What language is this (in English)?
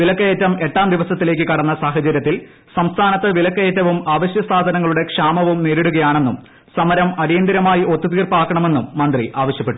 Malayalam